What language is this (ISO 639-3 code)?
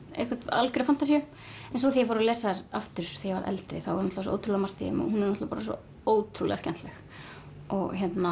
isl